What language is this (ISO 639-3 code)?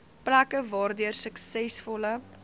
afr